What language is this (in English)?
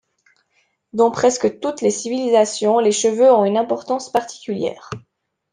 French